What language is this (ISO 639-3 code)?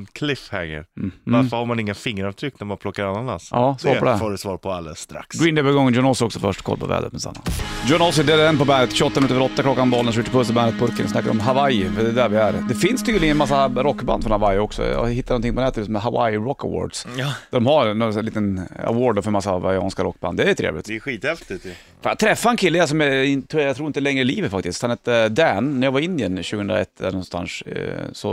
swe